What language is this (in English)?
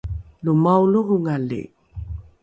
Rukai